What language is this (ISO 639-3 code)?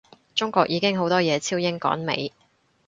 yue